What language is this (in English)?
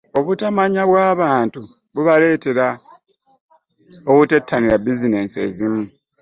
Ganda